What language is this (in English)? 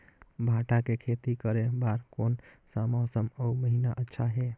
Chhattisgarhi